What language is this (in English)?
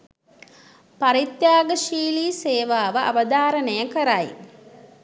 Sinhala